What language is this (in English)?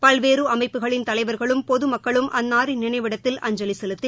Tamil